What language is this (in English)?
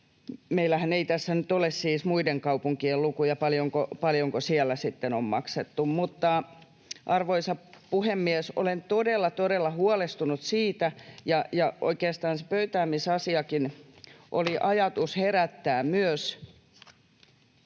Finnish